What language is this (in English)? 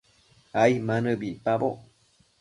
Matsés